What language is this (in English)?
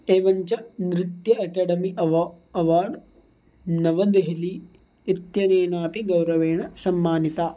Sanskrit